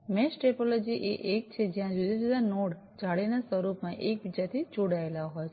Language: Gujarati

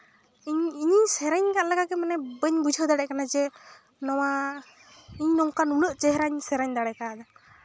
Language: Santali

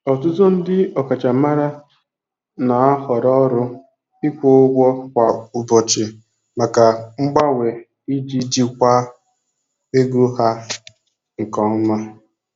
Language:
Igbo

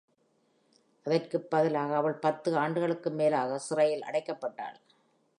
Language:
Tamil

